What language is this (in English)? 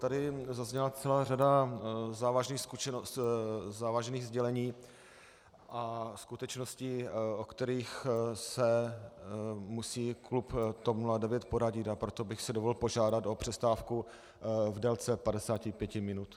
Czech